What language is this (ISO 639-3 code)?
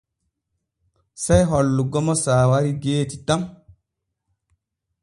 fue